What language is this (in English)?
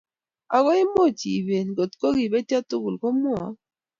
Kalenjin